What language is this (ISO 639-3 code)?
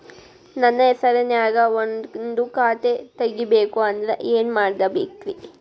kan